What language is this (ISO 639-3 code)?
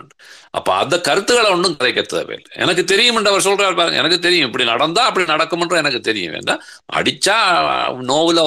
tam